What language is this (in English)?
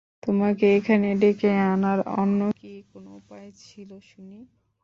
Bangla